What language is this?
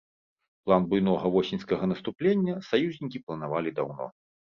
Belarusian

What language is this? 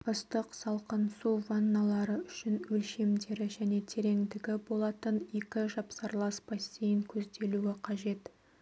Kazakh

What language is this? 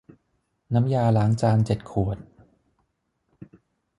Thai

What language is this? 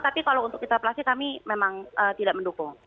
Indonesian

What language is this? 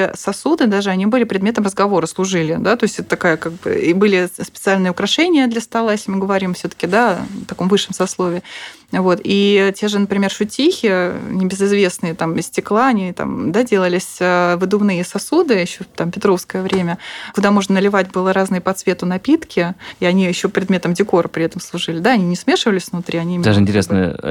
Russian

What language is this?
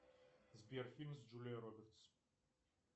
Russian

